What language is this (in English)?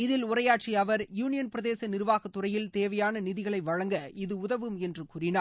Tamil